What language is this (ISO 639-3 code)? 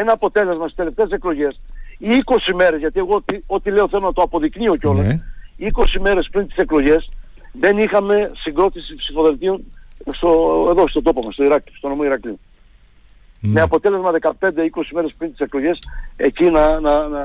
ell